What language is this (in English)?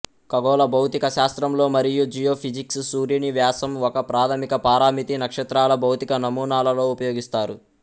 Telugu